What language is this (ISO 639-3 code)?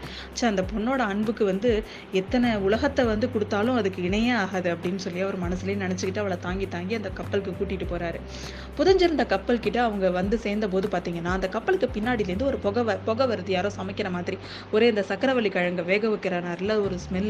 tam